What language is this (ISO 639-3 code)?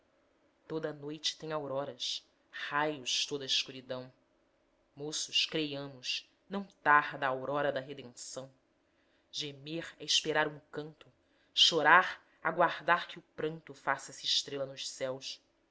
por